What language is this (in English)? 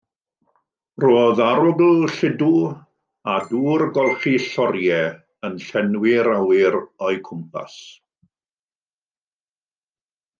Welsh